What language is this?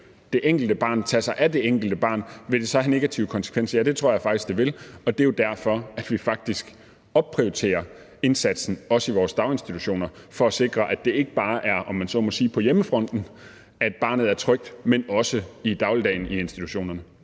Danish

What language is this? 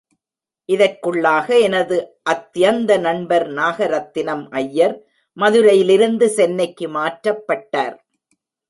Tamil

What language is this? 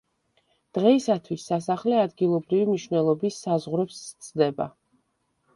Georgian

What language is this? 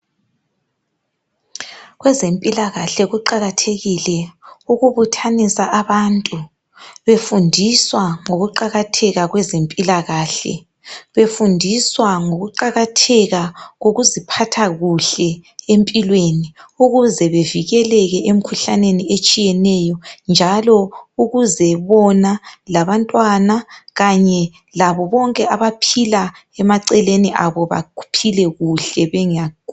North Ndebele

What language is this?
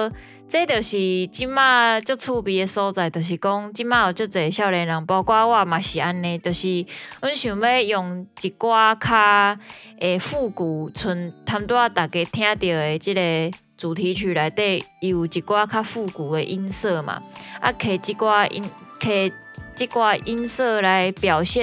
Chinese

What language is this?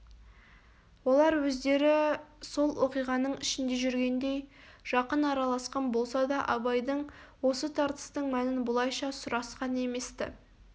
Kazakh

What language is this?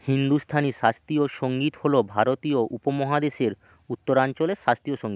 Bangla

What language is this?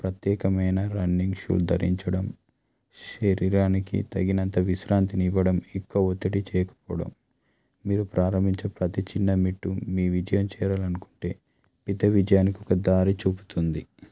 Telugu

